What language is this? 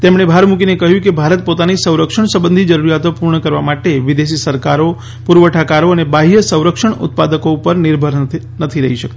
Gujarati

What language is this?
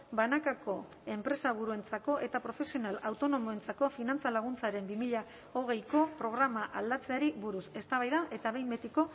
Basque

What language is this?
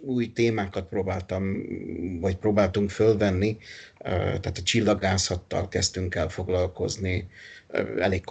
Hungarian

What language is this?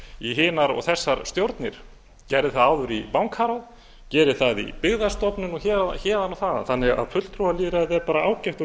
Icelandic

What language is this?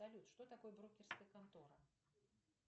Russian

